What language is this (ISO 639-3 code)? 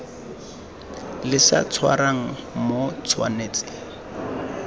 tsn